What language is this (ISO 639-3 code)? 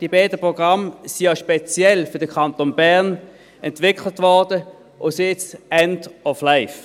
gsw